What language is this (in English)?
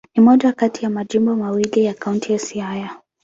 Swahili